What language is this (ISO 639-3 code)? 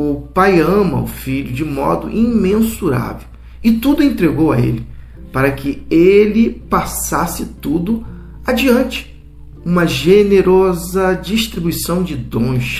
por